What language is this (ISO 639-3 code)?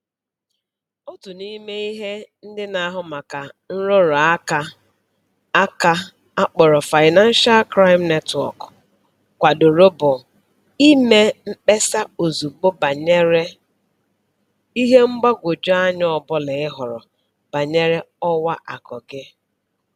ibo